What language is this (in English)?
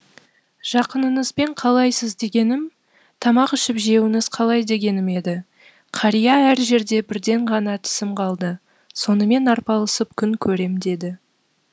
Kazakh